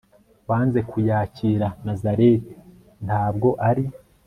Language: Kinyarwanda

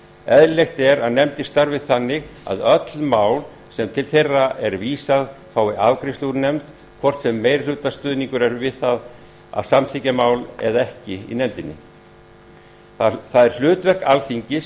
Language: Icelandic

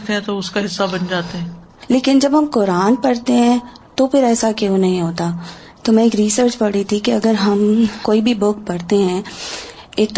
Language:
Urdu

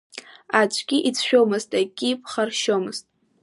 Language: Abkhazian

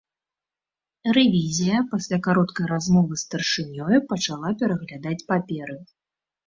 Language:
Belarusian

